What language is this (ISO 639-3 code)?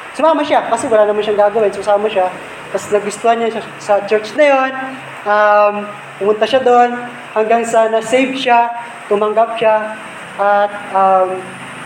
fil